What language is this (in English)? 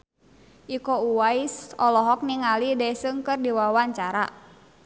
Sundanese